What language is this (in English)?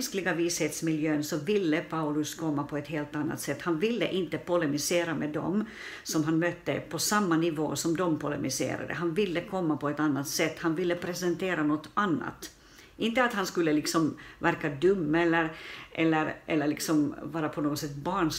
Swedish